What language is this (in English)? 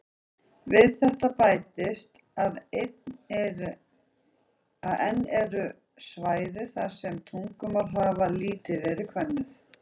Icelandic